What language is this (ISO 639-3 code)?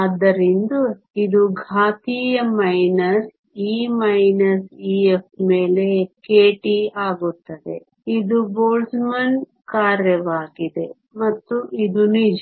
kan